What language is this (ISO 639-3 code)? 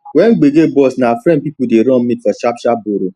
pcm